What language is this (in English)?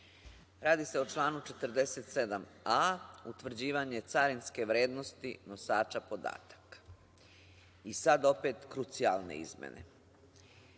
Serbian